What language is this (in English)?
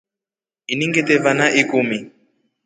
Rombo